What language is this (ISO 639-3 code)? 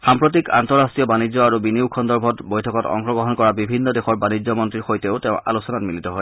asm